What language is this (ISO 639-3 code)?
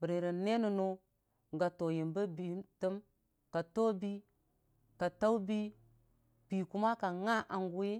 cfa